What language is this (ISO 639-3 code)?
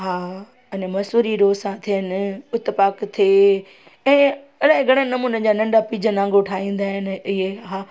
snd